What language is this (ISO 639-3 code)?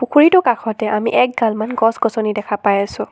asm